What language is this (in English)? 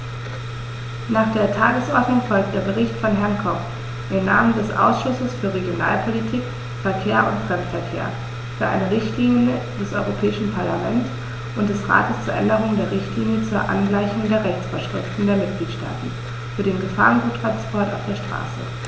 German